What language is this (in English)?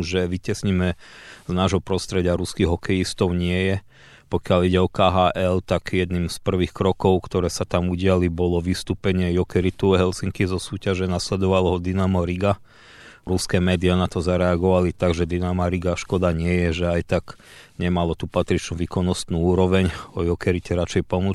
Slovak